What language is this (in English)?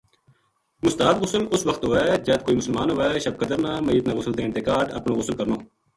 Gujari